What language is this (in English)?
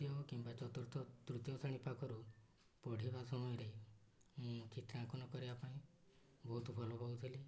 Odia